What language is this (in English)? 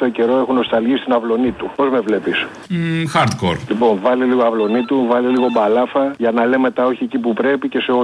Greek